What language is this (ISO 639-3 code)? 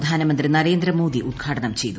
mal